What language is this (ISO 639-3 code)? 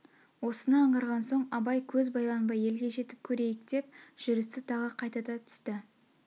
kaz